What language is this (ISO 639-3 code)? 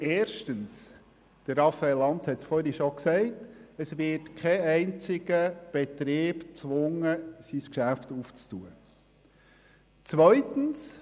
gsw